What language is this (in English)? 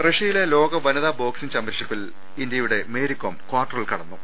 Malayalam